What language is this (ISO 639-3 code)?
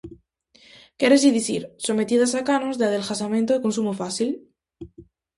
glg